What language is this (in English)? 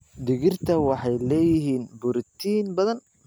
Somali